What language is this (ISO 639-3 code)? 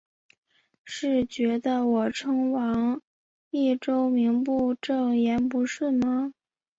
zho